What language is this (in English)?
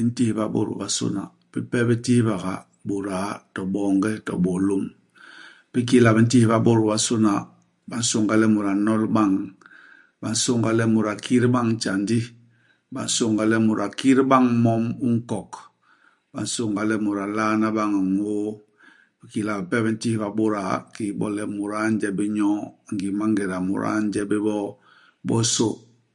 Basaa